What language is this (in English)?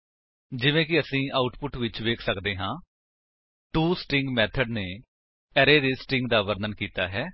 Punjabi